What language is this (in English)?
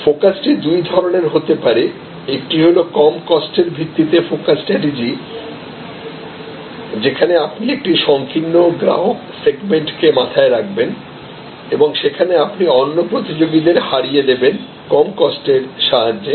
Bangla